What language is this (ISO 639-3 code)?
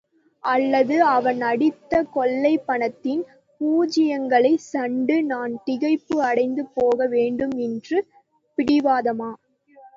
tam